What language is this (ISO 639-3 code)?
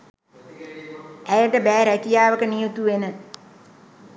sin